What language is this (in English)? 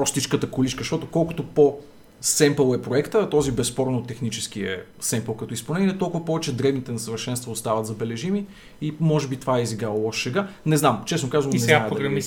Bulgarian